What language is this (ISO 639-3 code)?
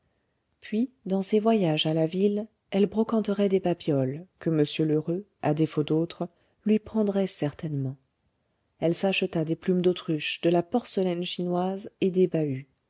fra